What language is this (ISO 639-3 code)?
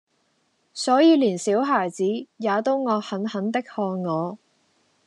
yue